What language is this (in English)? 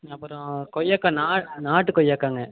Tamil